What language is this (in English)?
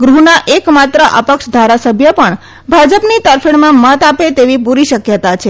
Gujarati